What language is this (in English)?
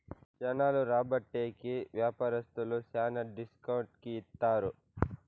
Telugu